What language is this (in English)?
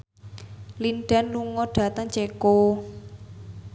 Javanese